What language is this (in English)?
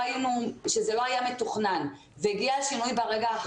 Hebrew